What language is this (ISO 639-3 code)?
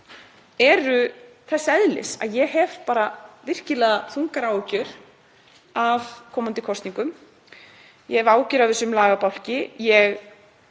isl